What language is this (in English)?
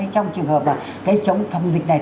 Vietnamese